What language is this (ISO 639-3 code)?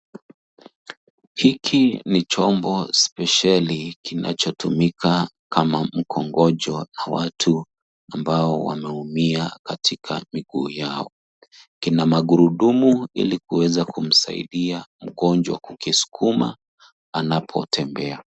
swa